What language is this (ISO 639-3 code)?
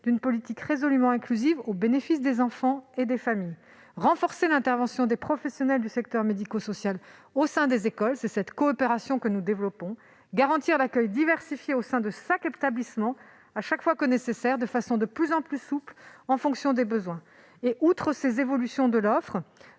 fra